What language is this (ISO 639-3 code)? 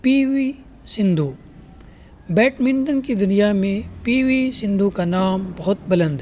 urd